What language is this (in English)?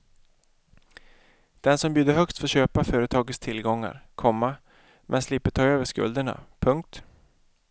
Swedish